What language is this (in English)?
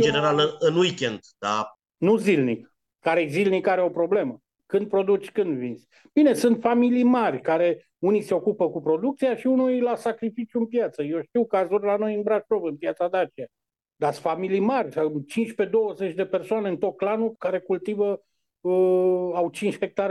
Romanian